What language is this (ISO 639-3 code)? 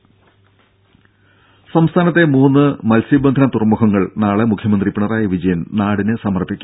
mal